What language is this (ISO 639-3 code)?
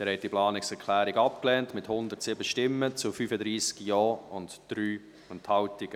gsw